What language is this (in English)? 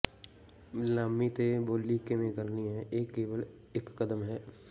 Punjabi